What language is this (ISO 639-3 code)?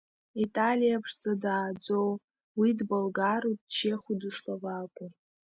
abk